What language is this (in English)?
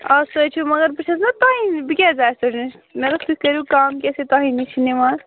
Kashmiri